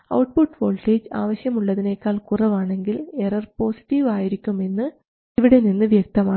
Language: Malayalam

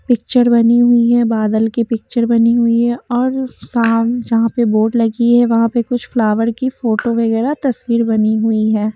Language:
Hindi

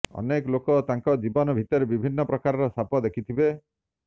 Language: Odia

